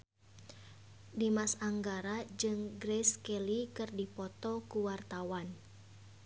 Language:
Sundanese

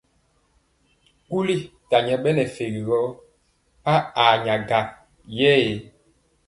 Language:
Mpiemo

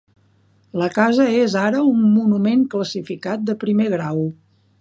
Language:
Catalan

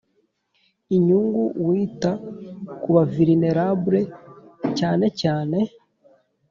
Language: Kinyarwanda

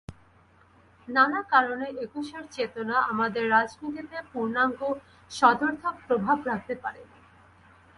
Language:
Bangla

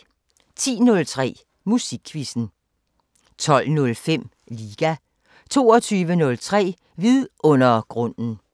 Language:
Danish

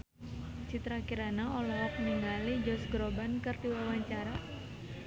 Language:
Sundanese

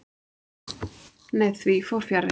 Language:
Icelandic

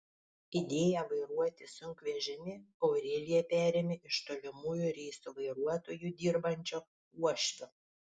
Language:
Lithuanian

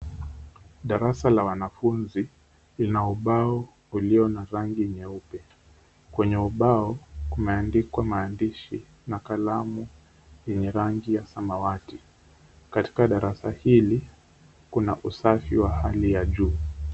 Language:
Swahili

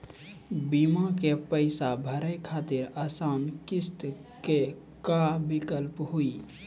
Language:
Maithili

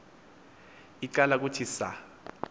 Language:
Xhosa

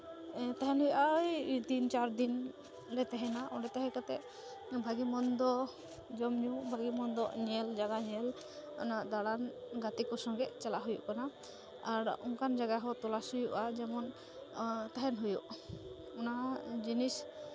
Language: Santali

